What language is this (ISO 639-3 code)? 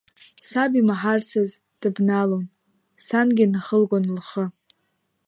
abk